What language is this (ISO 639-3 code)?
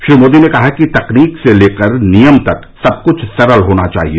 hin